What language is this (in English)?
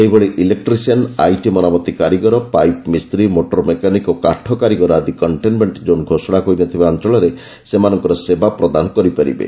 Odia